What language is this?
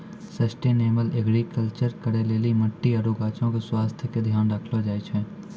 Maithili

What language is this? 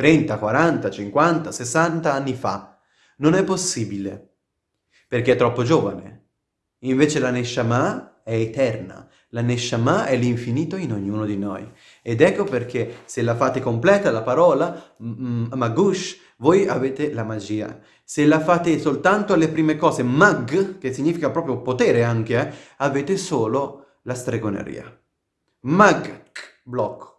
Italian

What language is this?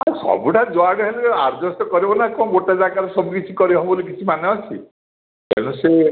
Odia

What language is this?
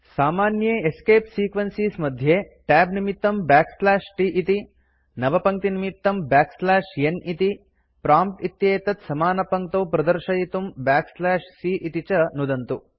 Sanskrit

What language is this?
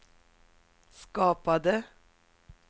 Swedish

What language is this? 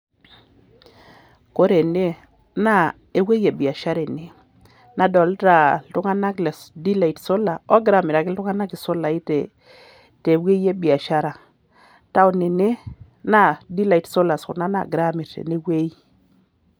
Masai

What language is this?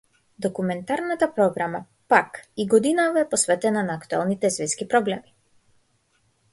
Macedonian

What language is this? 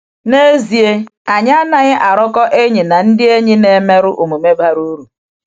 Igbo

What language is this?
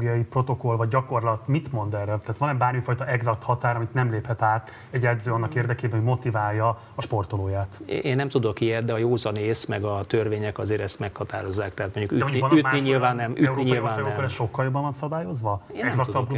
Hungarian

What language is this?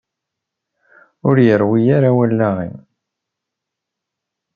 Kabyle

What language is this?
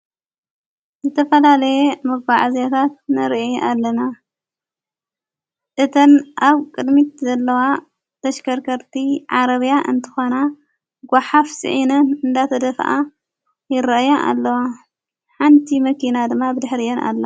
Tigrinya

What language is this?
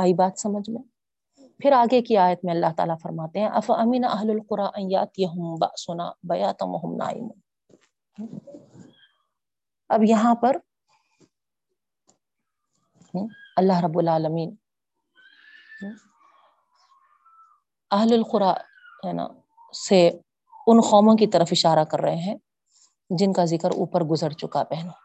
Urdu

